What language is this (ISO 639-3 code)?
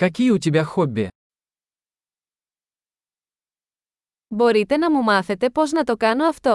ell